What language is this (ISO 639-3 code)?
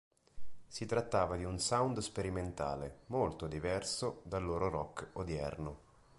ita